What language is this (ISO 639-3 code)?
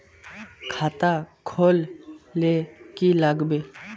mag